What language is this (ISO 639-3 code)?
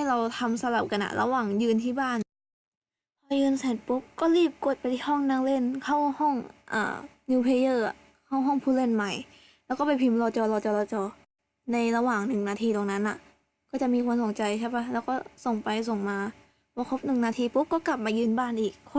tha